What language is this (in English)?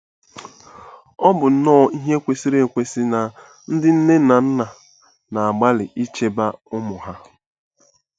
Igbo